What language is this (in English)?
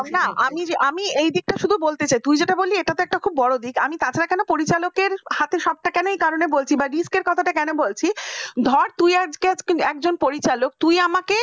Bangla